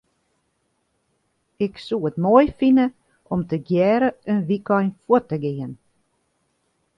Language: Western Frisian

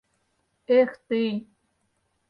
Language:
Mari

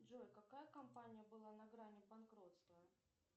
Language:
Russian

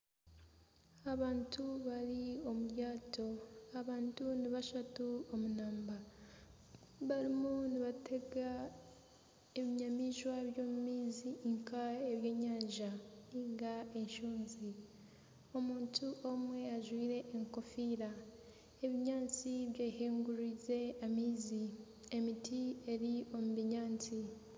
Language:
Nyankole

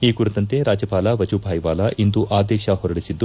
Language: Kannada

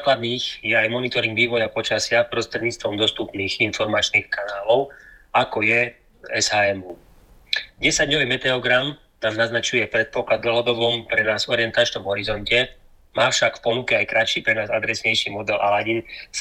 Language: Slovak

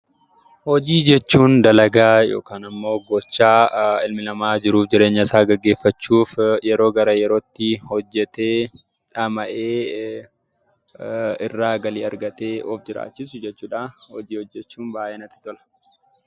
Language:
Oromo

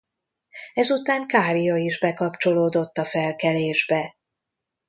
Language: Hungarian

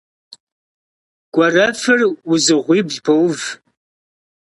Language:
Kabardian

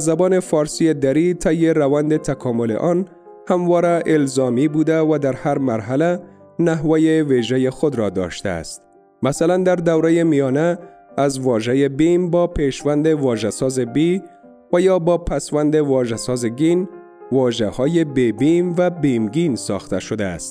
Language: Persian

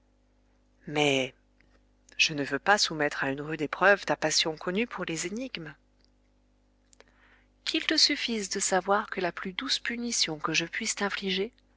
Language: French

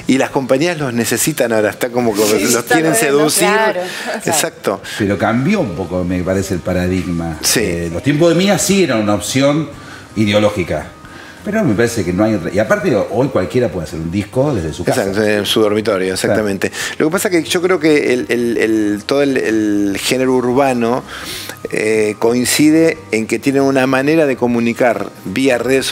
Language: Spanish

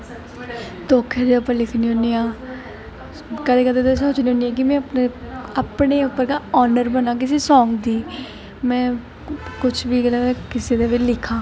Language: Dogri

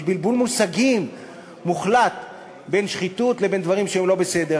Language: Hebrew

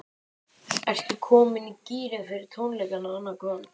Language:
Icelandic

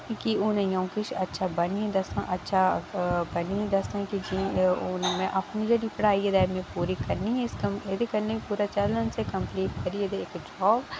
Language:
Dogri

